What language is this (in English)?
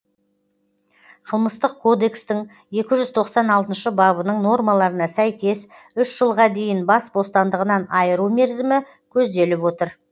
Kazakh